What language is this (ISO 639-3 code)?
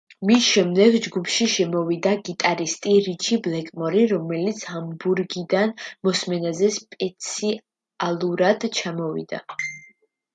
kat